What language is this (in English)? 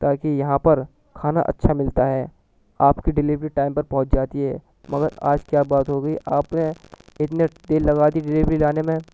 Urdu